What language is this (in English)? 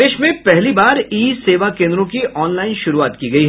Hindi